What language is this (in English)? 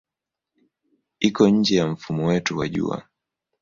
Swahili